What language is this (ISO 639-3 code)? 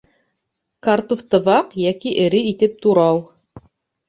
bak